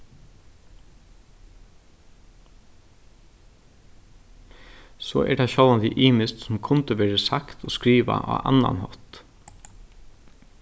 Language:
Faroese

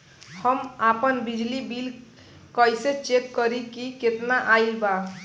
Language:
Bhojpuri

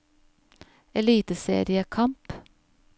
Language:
Norwegian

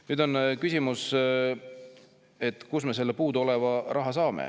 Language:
Estonian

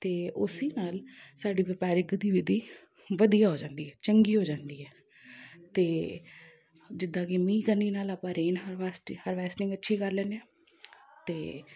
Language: Punjabi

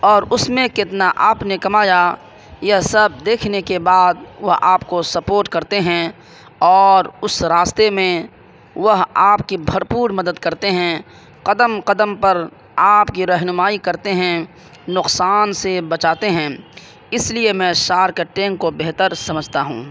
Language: Urdu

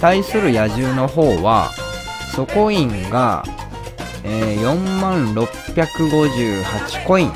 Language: Japanese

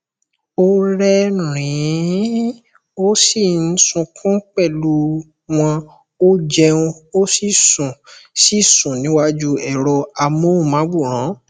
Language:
Yoruba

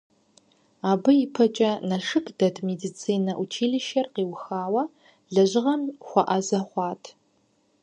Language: Kabardian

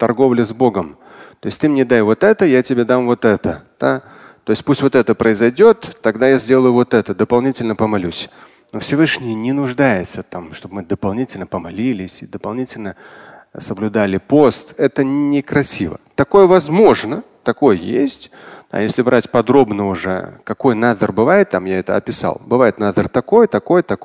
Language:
Russian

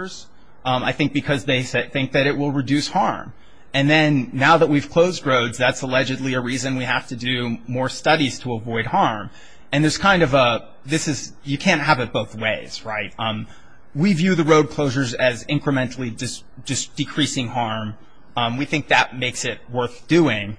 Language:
English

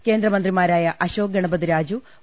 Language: Malayalam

